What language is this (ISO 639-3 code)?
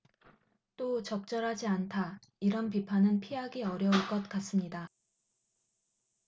kor